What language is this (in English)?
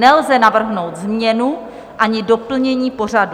Czech